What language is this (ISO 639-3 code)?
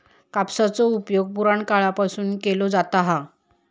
mar